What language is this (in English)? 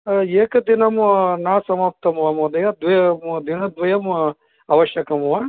Sanskrit